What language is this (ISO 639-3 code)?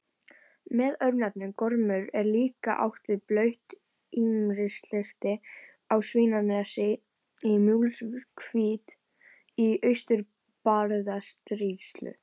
isl